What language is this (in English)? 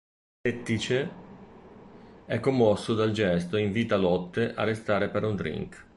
Italian